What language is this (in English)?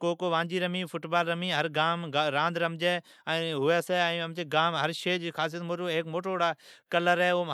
Od